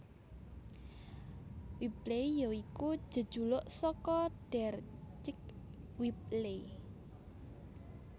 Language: Javanese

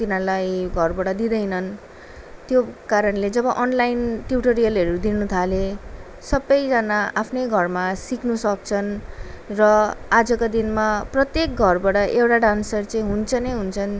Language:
Nepali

